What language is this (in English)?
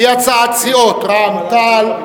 Hebrew